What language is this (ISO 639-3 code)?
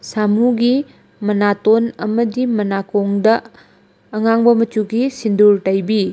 mni